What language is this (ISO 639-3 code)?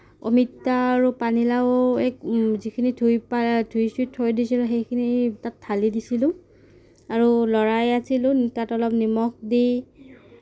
asm